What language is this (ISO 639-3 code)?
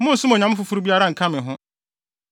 aka